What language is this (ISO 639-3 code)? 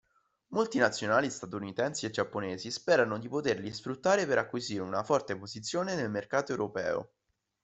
ita